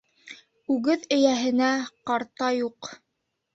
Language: Bashkir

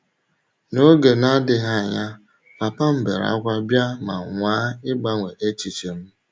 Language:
Igbo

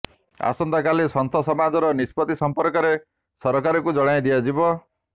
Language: Odia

